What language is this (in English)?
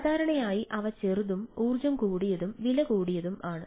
Malayalam